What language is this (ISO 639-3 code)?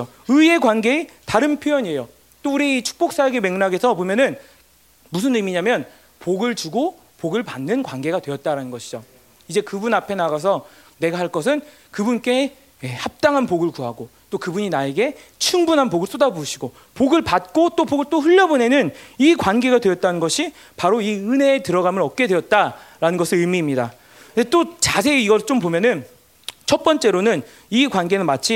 kor